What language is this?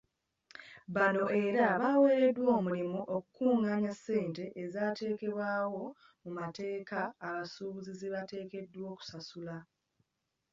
Ganda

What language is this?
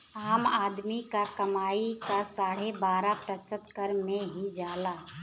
Bhojpuri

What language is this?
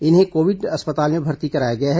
Hindi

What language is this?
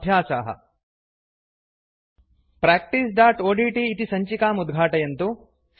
Sanskrit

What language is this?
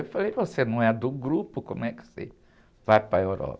Portuguese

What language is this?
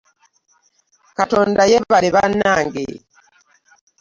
Ganda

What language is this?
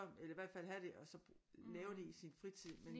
Danish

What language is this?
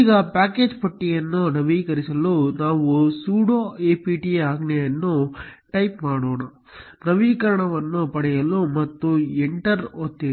Kannada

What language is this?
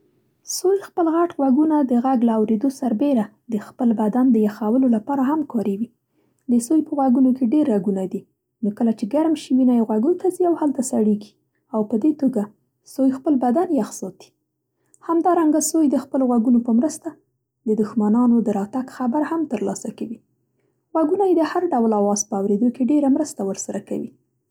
Central Pashto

